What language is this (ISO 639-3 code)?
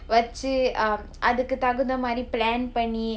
eng